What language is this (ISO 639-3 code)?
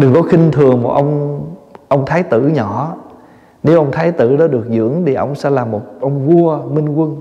vie